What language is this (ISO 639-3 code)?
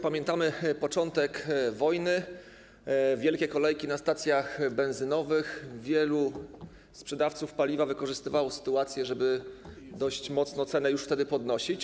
pol